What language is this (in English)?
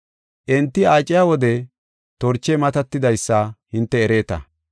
Gofa